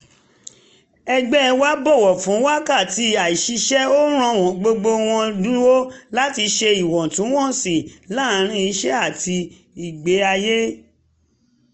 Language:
Yoruba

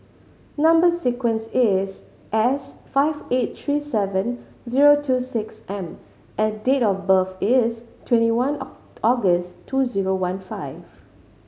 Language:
English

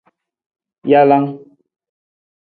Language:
Nawdm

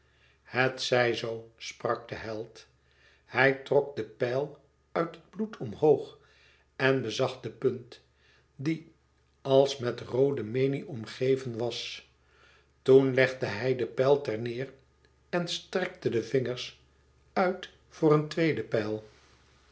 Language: Dutch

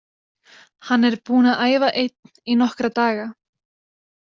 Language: Icelandic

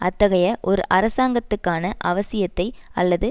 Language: Tamil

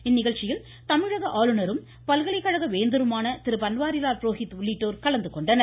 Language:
Tamil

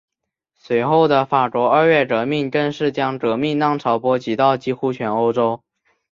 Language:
Chinese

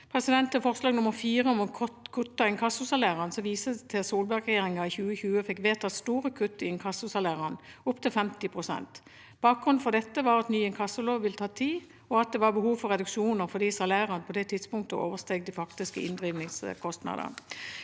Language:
Norwegian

